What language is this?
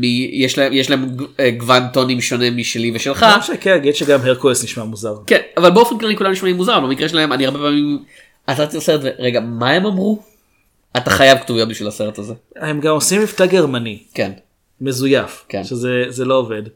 Hebrew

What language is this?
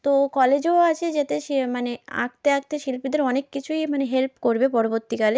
Bangla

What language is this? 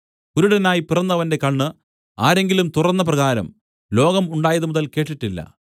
Malayalam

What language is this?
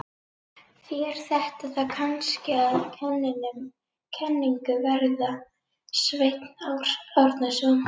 Icelandic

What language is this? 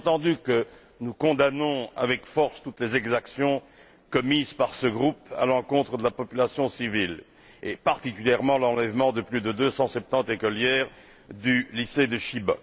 French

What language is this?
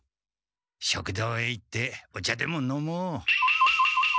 Japanese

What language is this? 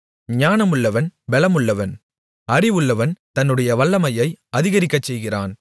Tamil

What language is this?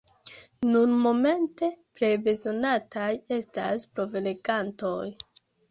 Esperanto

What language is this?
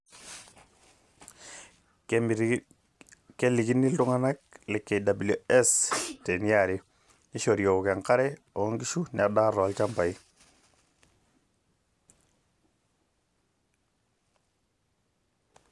Masai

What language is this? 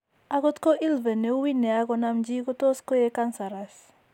Kalenjin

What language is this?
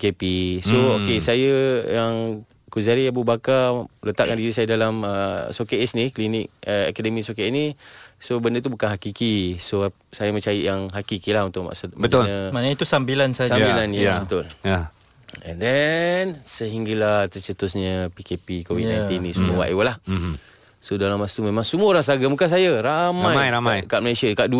Malay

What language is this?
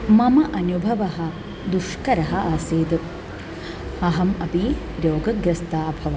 Sanskrit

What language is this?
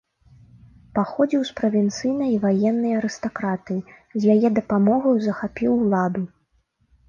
Belarusian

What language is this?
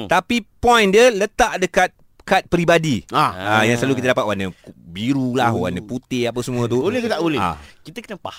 Malay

